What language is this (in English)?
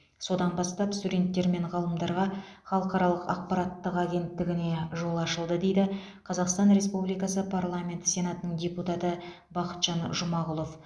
Kazakh